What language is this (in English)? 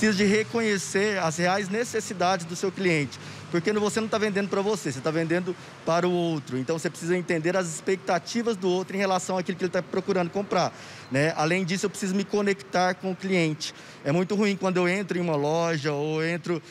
Portuguese